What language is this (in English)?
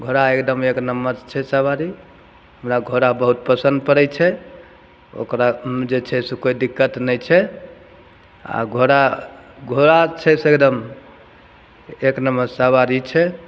Maithili